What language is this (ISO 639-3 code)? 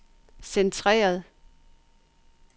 dan